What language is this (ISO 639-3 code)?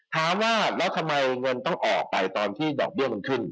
tha